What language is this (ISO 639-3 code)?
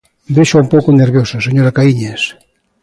glg